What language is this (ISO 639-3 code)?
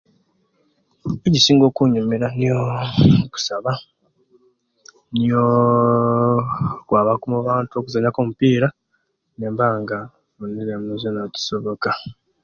lke